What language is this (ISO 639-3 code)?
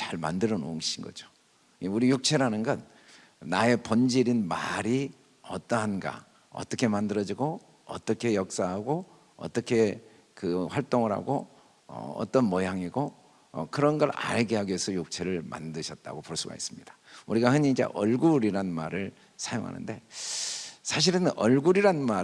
kor